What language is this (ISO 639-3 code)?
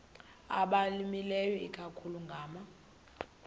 xho